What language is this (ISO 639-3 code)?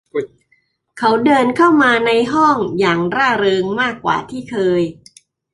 tha